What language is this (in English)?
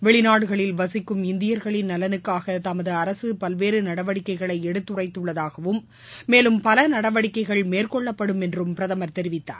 Tamil